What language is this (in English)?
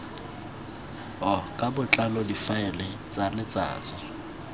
Tswana